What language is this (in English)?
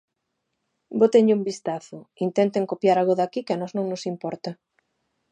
Galician